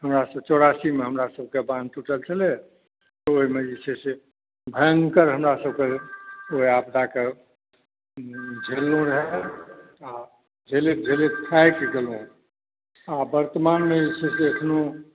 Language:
Maithili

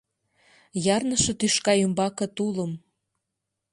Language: Mari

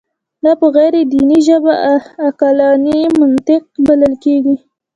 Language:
Pashto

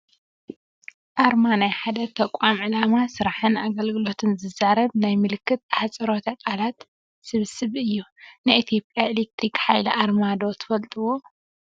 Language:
Tigrinya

